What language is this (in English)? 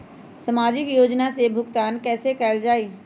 Magahi